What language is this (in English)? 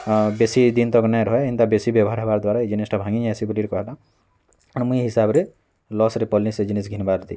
Odia